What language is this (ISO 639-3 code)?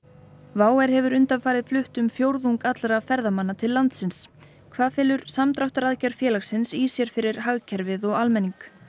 isl